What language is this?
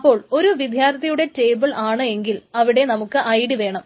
Malayalam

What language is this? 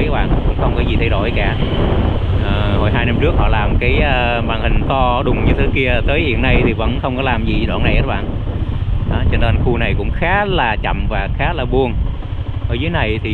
Vietnamese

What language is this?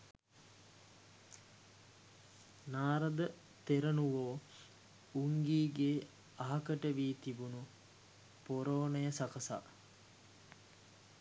Sinhala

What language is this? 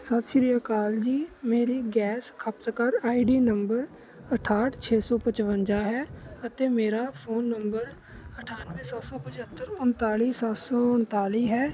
Punjabi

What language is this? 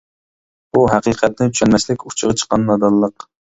Uyghur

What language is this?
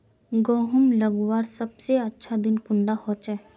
Magahi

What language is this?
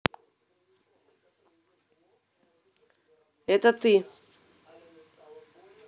Russian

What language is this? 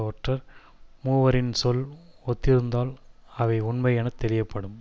Tamil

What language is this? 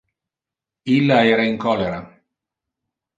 Interlingua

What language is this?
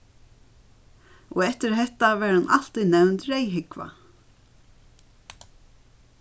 Faroese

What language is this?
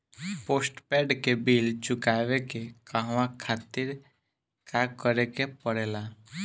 Bhojpuri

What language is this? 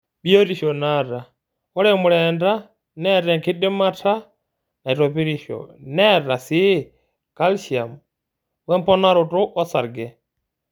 Masai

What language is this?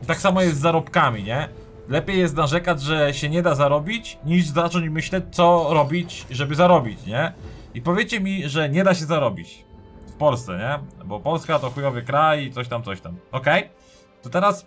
Polish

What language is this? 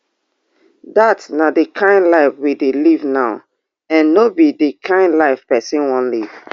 Nigerian Pidgin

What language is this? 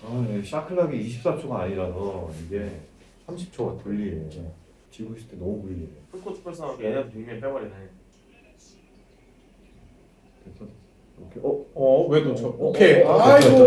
Korean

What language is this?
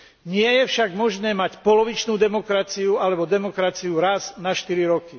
Slovak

